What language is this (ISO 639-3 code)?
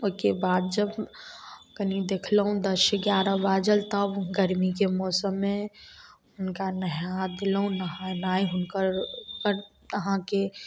mai